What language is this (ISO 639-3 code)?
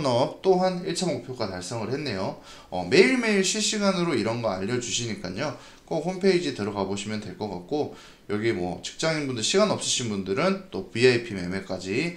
kor